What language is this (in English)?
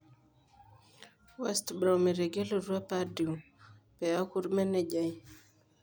Masai